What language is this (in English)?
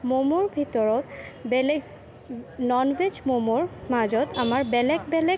Assamese